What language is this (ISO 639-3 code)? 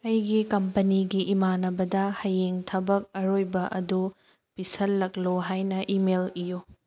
mni